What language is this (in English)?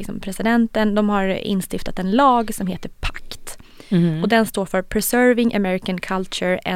Swedish